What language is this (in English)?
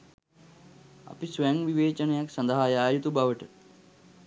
Sinhala